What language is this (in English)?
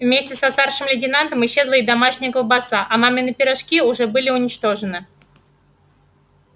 Russian